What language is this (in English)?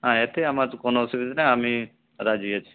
Bangla